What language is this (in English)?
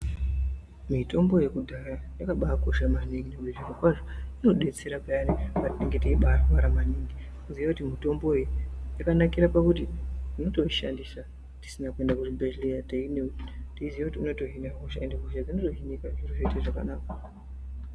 Ndau